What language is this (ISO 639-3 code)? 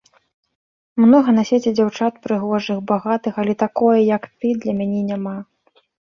bel